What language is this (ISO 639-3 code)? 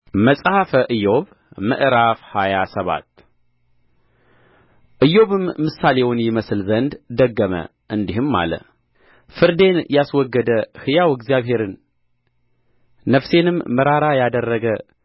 amh